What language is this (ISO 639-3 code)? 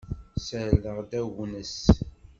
kab